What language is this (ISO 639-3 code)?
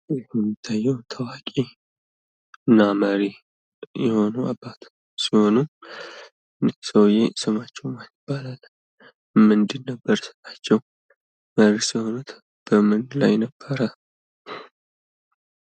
amh